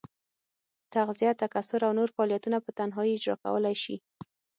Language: Pashto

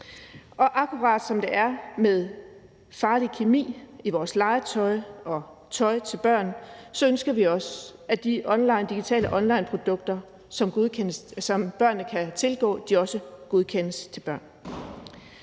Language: Danish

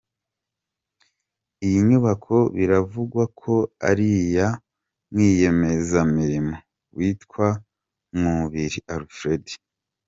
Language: Kinyarwanda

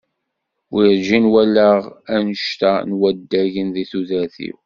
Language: Kabyle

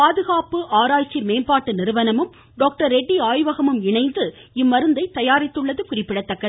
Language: Tamil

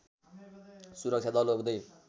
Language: Nepali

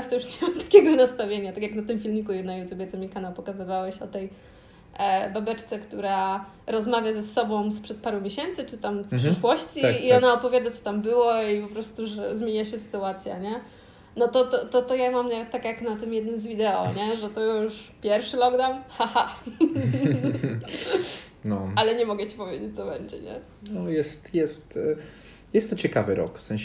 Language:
Polish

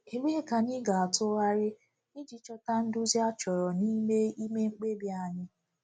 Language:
Igbo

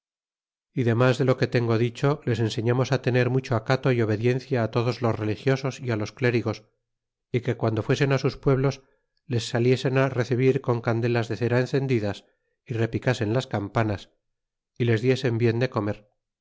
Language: Spanish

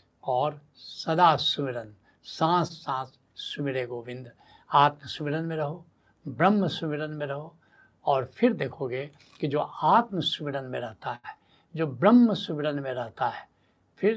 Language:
Hindi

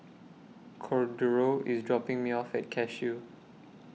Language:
English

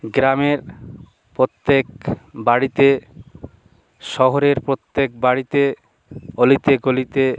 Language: Bangla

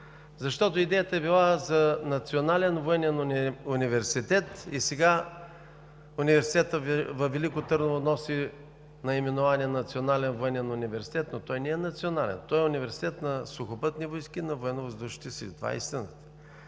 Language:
Bulgarian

